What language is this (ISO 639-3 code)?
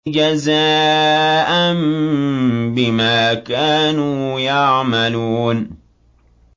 ara